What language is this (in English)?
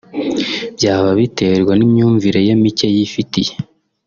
Kinyarwanda